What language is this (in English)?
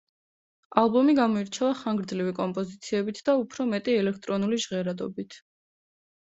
Georgian